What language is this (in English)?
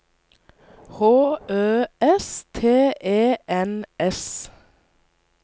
Norwegian